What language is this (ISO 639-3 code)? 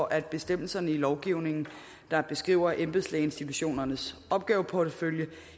dan